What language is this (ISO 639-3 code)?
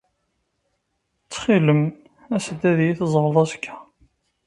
kab